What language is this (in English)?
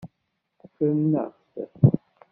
Kabyle